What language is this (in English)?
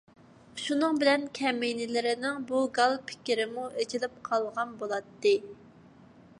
Uyghur